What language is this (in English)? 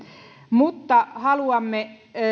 Finnish